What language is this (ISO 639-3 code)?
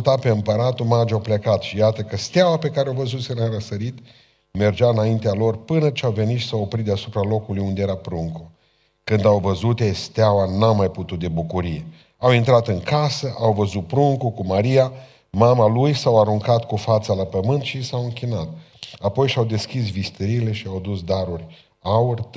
ron